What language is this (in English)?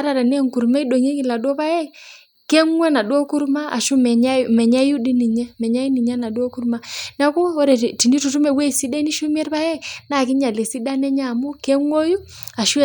Masai